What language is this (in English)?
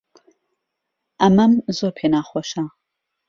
Central Kurdish